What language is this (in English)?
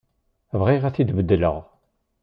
Kabyle